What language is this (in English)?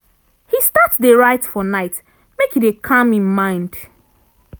Nigerian Pidgin